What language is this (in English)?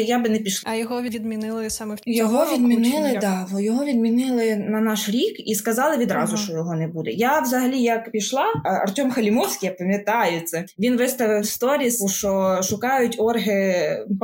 Ukrainian